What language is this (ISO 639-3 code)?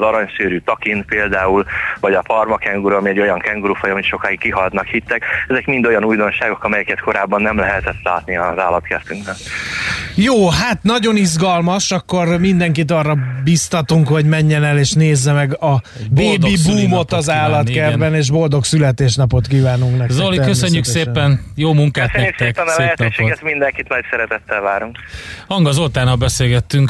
hun